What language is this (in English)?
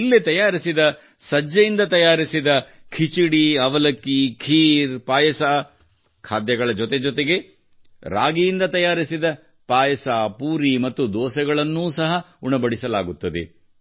Kannada